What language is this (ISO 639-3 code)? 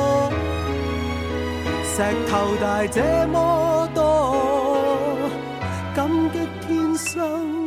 zho